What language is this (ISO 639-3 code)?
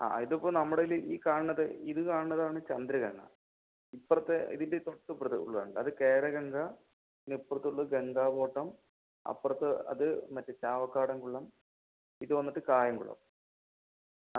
mal